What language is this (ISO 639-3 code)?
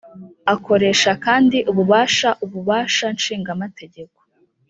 kin